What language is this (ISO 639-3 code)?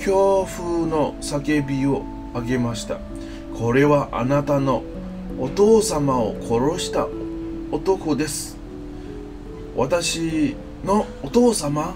jpn